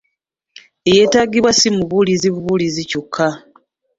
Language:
Ganda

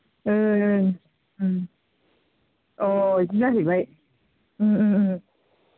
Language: Bodo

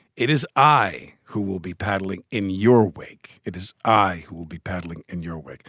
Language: English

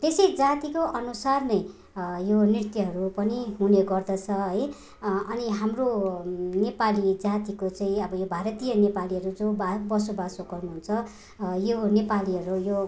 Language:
Nepali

